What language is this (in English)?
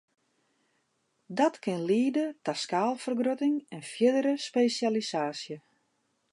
Western Frisian